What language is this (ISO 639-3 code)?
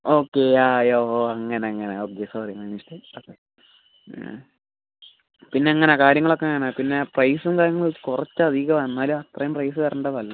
mal